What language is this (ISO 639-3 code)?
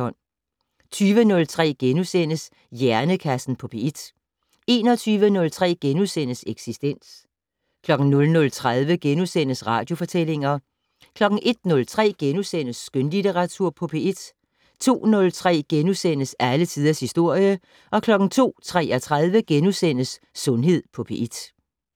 dan